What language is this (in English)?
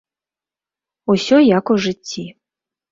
Belarusian